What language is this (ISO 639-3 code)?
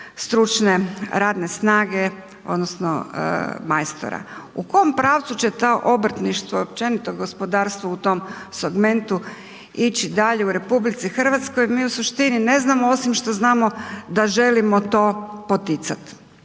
hrv